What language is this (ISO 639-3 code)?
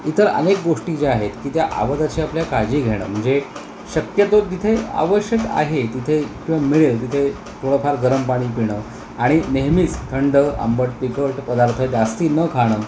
mar